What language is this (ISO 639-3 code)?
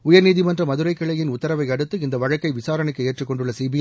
tam